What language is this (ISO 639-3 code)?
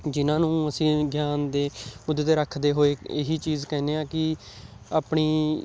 pan